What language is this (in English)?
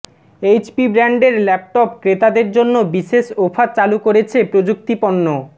Bangla